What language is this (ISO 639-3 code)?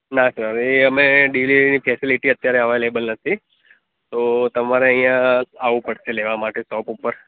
guj